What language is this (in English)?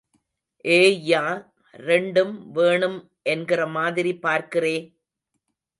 Tamil